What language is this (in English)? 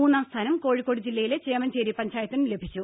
Malayalam